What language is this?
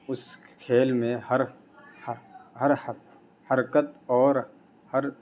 Urdu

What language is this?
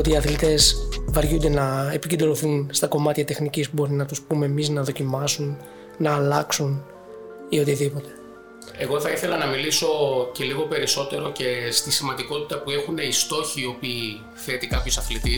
Greek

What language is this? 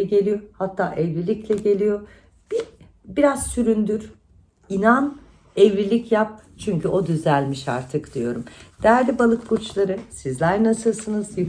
Turkish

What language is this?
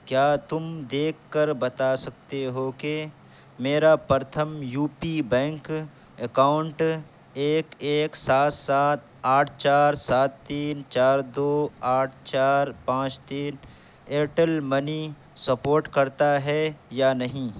Urdu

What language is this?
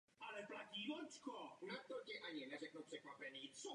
Czech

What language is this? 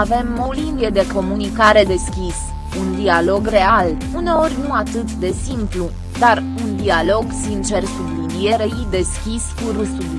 Romanian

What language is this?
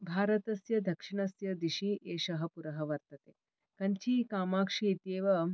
Sanskrit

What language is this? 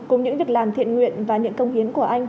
Vietnamese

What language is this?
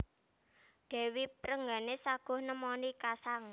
Javanese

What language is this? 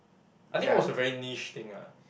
English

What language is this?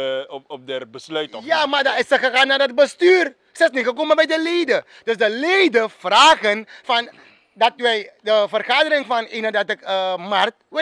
Dutch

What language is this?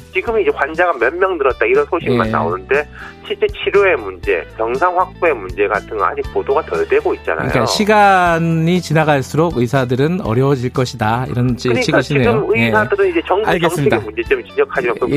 Korean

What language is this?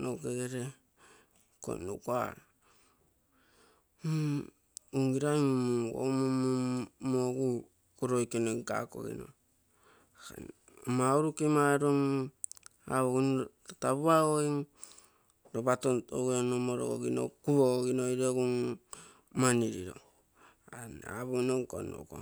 Terei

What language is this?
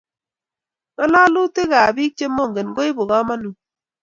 Kalenjin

